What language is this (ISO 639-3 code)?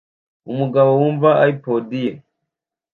kin